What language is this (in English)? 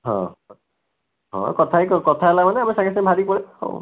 Odia